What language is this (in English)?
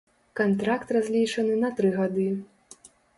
Belarusian